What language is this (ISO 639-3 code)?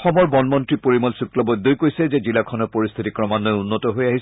asm